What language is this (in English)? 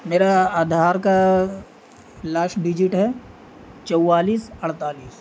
Urdu